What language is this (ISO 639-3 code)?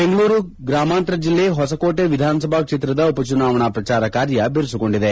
kan